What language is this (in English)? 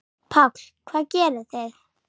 Icelandic